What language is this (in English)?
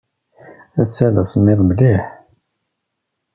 Kabyle